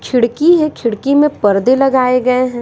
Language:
Hindi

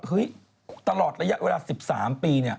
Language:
Thai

